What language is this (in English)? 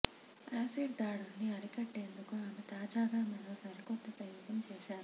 Telugu